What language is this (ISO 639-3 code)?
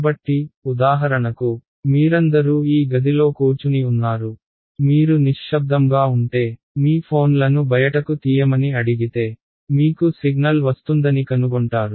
tel